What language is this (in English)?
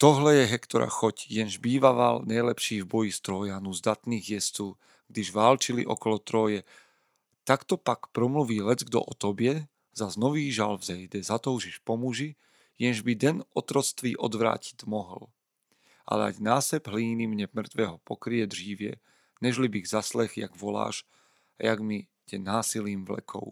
Slovak